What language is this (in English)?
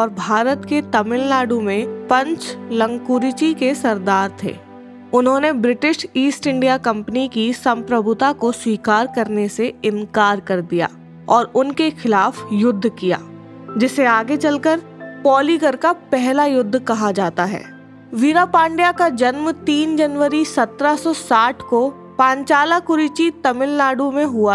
Hindi